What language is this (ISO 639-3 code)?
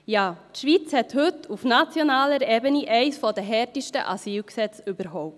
gsw